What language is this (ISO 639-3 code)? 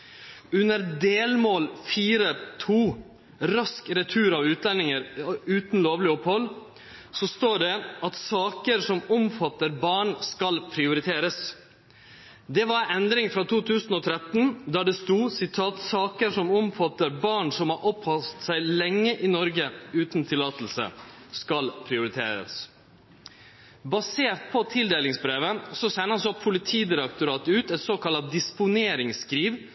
nno